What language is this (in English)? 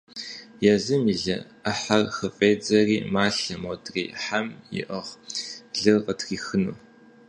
Kabardian